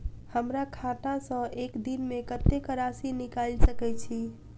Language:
Maithili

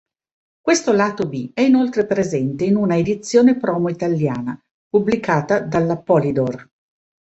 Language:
Italian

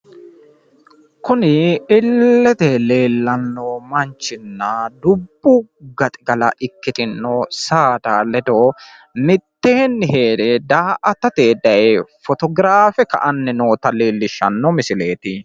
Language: Sidamo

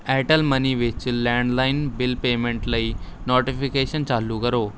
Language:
Punjabi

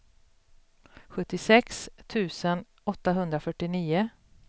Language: Swedish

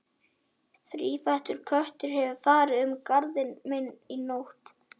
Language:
Icelandic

